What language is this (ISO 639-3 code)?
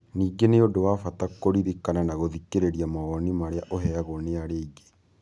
kik